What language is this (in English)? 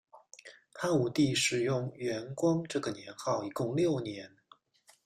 Chinese